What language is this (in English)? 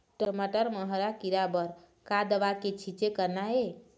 Chhattisgarhi